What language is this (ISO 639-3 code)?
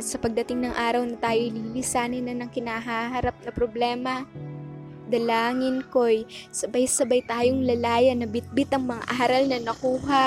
fil